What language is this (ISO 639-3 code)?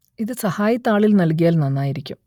mal